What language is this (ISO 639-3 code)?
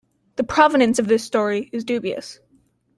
eng